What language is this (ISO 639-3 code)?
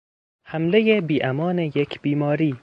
fas